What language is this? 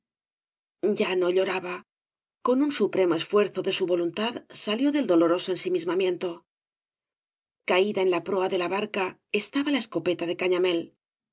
Spanish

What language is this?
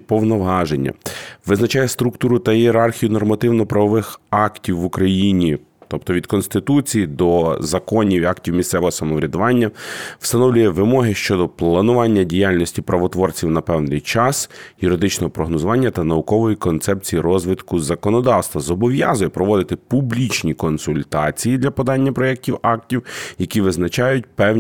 Ukrainian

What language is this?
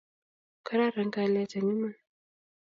Kalenjin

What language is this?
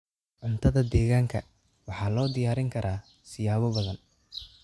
Somali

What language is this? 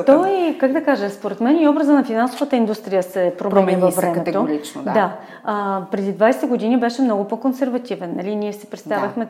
Bulgarian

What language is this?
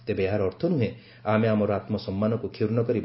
Odia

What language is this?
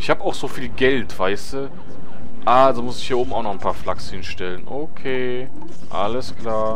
German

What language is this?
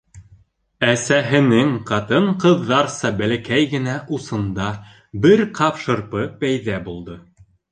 Bashkir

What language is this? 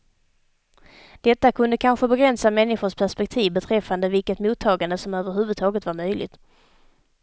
Swedish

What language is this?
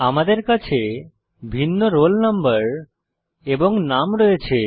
Bangla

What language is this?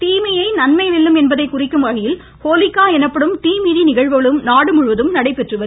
Tamil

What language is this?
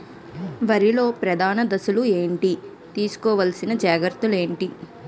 Telugu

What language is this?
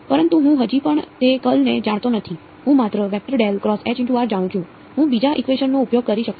Gujarati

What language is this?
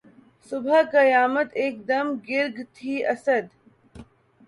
Urdu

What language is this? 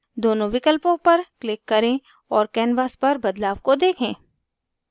Hindi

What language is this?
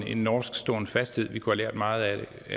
Danish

